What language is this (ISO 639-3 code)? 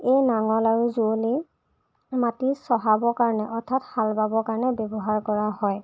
asm